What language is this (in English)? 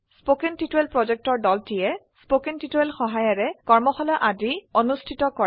Assamese